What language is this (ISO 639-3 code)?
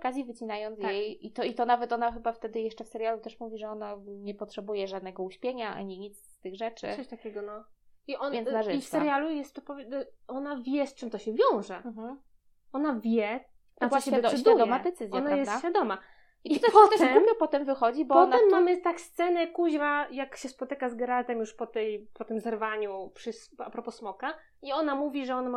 pol